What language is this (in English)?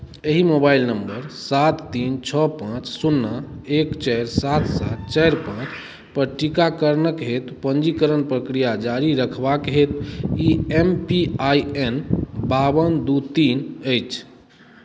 Maithili